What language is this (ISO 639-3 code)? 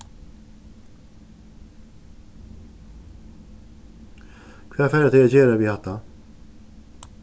fao